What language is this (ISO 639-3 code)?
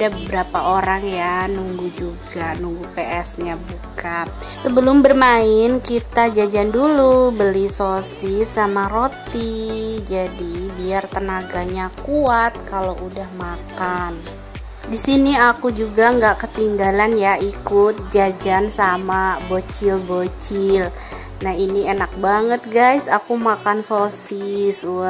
ind